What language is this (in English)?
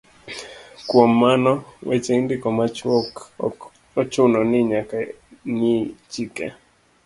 Luo (Kenya and Tanzania)